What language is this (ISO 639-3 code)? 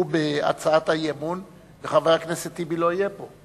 heb